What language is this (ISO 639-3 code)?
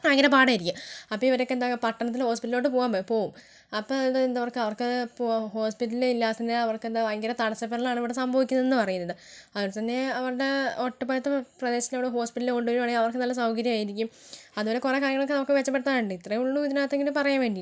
mal